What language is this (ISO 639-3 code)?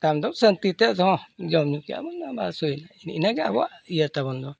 sat